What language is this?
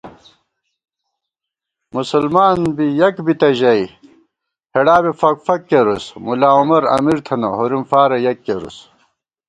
Gawar-Bati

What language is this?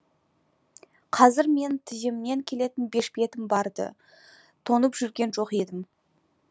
Kazakh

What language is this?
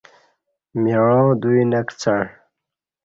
Kati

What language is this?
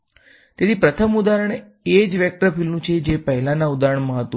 Gujarati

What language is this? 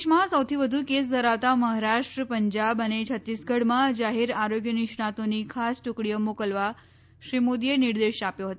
Gujarati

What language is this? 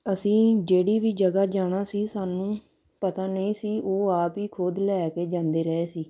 Punjabi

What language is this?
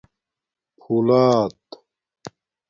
Domaaki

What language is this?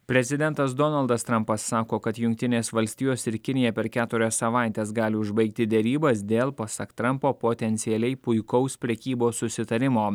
Lithuanian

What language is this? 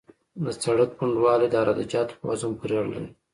Pashto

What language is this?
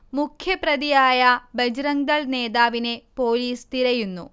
Malayalam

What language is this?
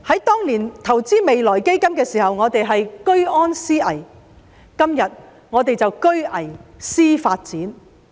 Cantonese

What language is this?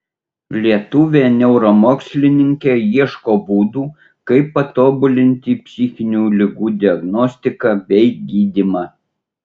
Lithuanian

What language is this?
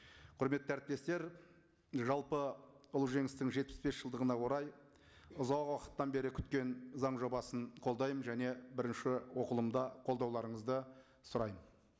Kazakh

